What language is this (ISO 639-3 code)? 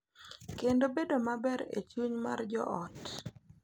luo